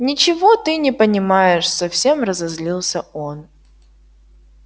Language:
Russian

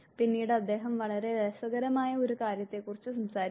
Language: Malayalam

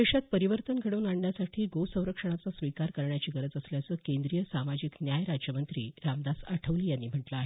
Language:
Marathi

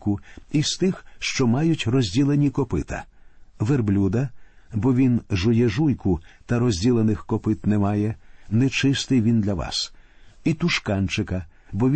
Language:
Ukrainian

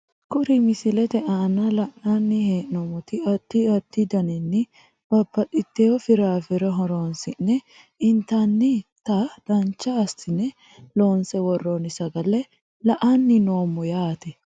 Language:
Sidamo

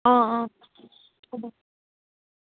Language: Assamese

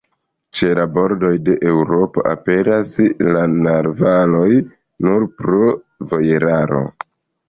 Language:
Esperanto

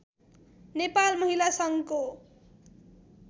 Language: Nepali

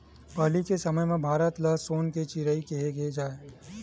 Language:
Chhattisgarhi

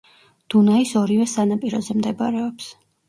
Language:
Georgian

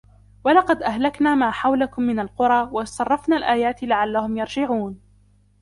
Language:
Arabic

